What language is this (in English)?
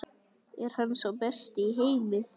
Icelandic